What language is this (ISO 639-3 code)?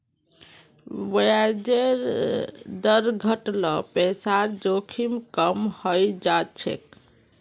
mag